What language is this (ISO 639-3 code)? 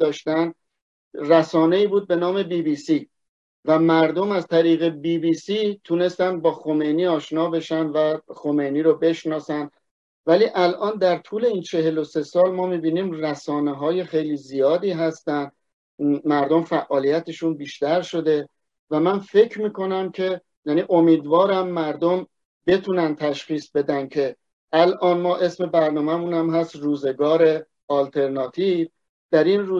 fas